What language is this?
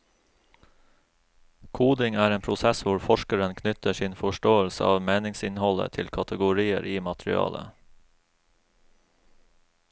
Norwegian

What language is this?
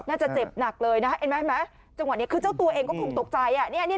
Thai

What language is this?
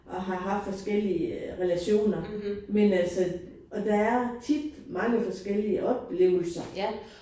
Danish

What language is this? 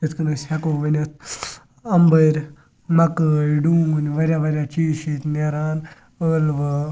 Kashmiri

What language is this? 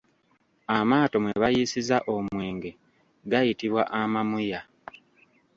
Ganda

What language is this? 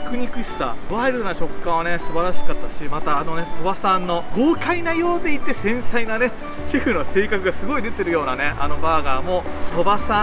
Japanese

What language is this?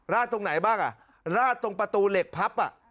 Thai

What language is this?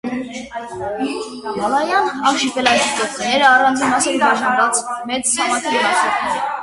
Armenian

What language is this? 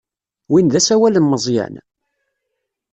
Kabyle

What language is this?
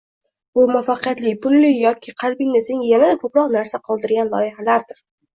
Uzbek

